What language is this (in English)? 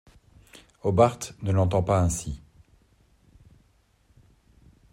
French